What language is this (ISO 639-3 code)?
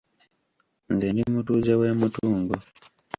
lug